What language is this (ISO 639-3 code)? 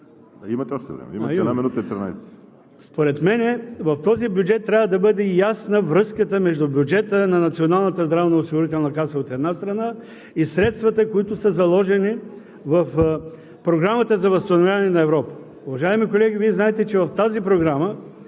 bul